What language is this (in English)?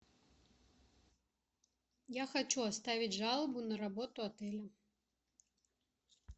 Russian